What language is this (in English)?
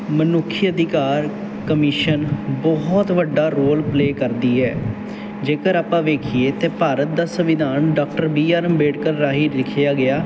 Punjabi